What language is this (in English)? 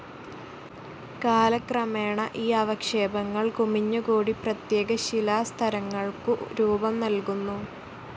Malayalam